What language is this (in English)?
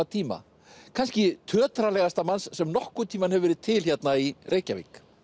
Icelandic